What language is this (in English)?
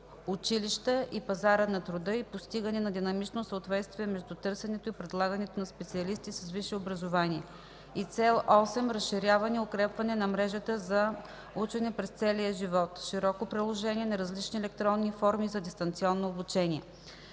Bulgarian